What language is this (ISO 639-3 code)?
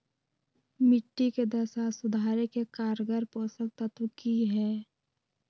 mag